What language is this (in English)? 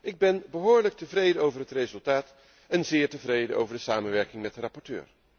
Dutch